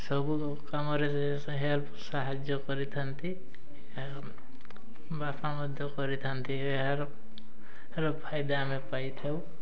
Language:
Odia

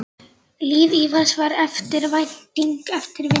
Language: Icelandic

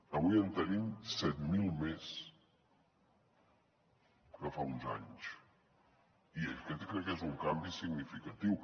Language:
Catalan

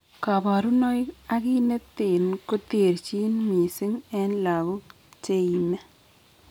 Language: Kalenjin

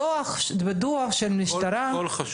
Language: Hebrew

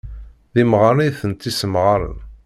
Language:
Kabyle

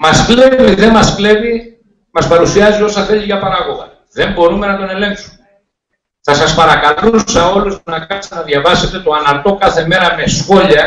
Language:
Greek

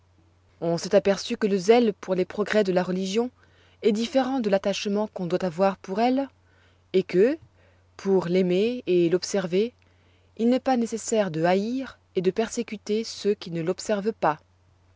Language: French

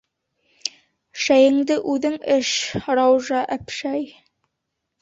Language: Bashkir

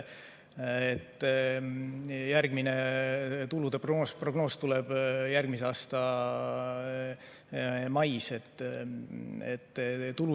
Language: Estonian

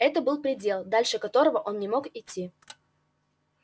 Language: Russian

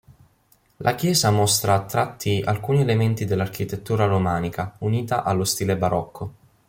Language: Italian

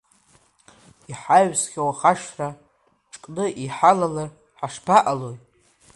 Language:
Abkhazian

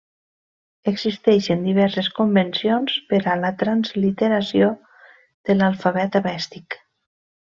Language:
Catalan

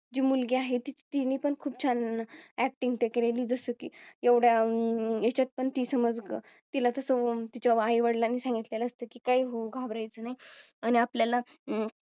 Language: Marathi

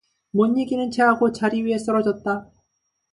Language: Korean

